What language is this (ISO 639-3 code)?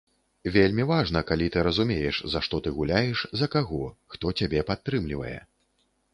bel